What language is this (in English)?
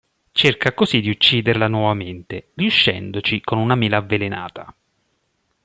Italian